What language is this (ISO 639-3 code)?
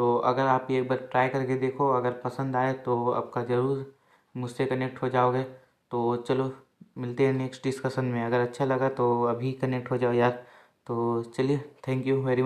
hin